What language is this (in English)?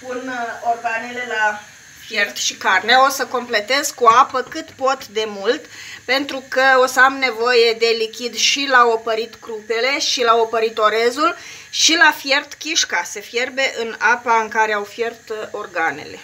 Romanian